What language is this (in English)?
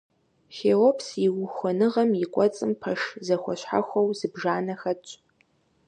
Kabardian